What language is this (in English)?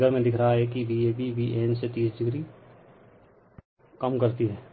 Hindi